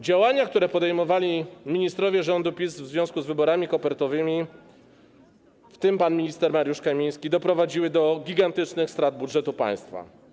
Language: Polish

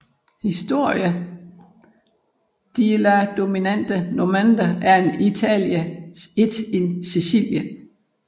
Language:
Danish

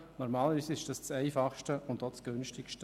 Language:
Swiss German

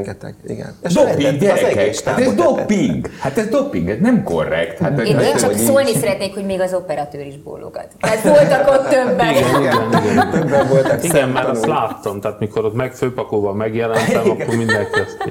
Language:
Hungarian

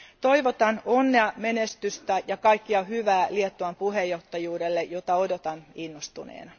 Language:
Finnish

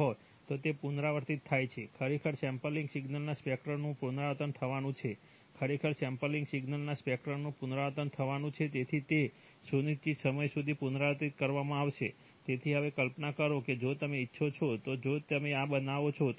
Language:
Gujarati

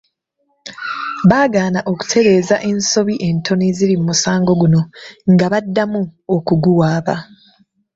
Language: Ganda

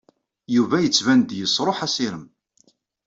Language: Kabyle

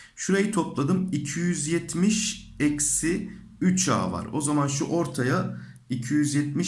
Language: Turkish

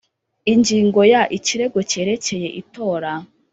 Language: Kinyarwanda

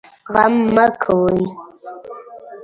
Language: Pashto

